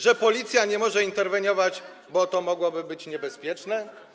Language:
Polish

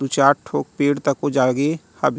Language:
Chhattisgarhi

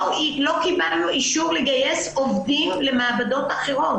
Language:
Hebrew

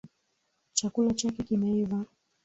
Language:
Swahili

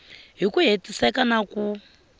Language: Tsonga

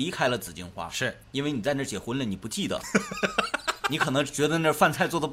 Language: Chinese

